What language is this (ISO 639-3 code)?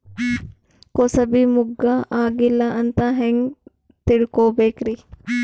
kan